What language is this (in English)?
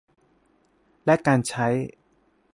Thai